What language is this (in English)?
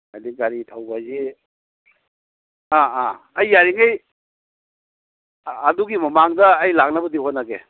Manipuri